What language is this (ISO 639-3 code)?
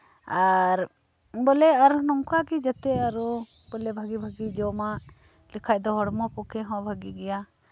sat